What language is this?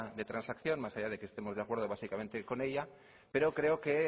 Spanish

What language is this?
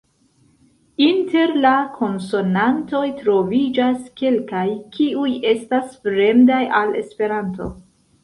Esperanto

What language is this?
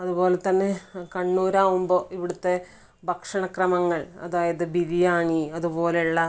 Malayalam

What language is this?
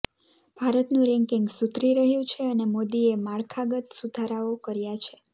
Gujarati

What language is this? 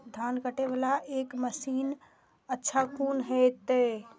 Maithili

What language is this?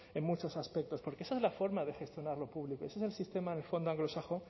Spanish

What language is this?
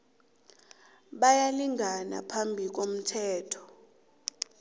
South Ndebele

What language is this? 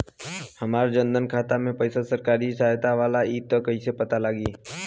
Bhojpuri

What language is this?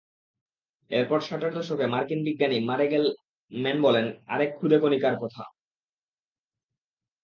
Bangla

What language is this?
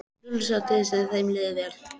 Icelandic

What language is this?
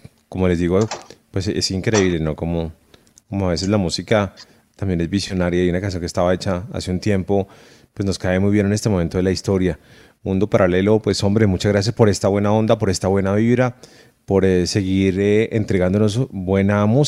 Spanish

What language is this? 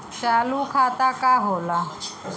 Bhojpuri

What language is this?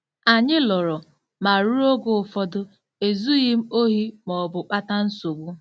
Igbo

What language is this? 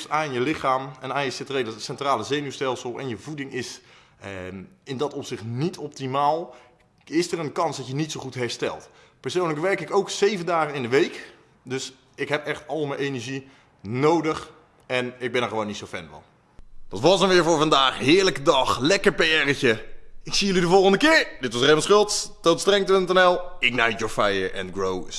Dutch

